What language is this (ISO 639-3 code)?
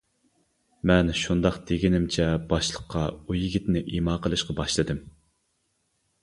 uig